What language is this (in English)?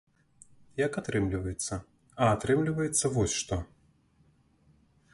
Belarusian